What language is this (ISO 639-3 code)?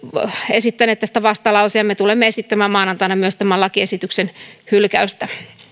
fin